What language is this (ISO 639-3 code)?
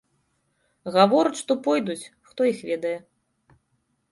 bel